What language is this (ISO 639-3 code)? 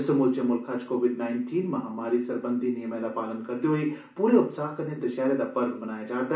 doi